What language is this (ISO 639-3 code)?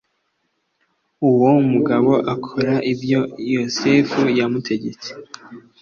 kin